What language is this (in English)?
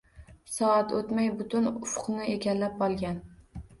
Uzbek